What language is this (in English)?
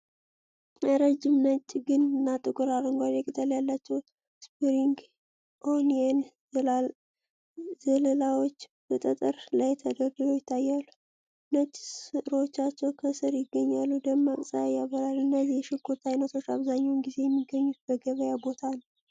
Amharic